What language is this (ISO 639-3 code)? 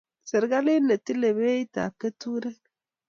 kln